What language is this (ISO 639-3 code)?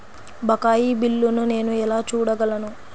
tel